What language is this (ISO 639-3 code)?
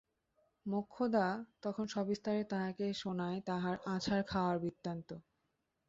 ben